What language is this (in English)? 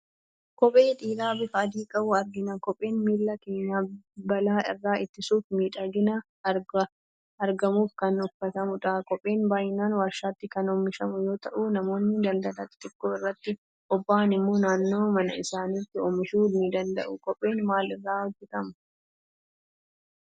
Oromo